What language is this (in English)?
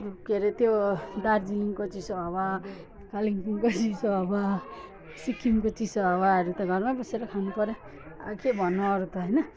Nepali